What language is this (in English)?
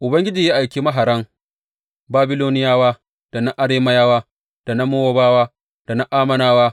Hausa